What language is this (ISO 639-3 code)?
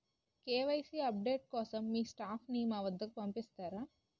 tel